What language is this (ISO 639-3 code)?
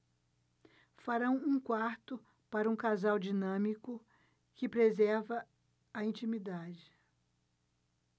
por